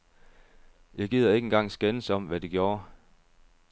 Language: Danish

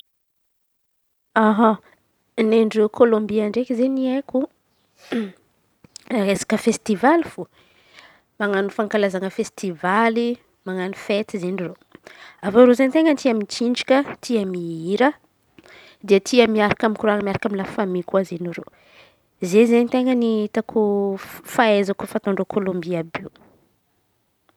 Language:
Antankarana Malagasy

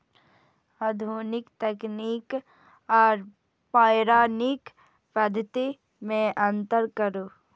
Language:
Maithili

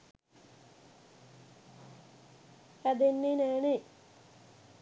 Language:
Sinhala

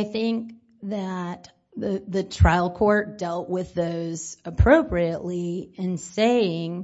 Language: English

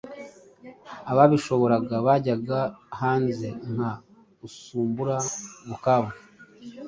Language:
Kinyarwanda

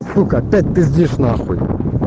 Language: Russian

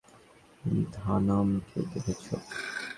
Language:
Bangla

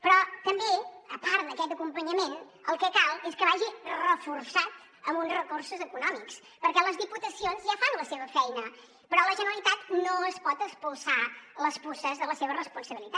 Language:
Catalan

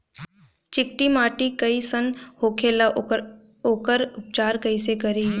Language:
Bhojpuri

